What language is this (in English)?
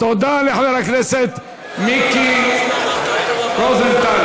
Hebrew